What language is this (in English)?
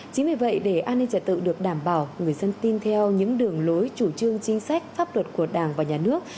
Vietnamese